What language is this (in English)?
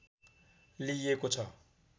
Nepali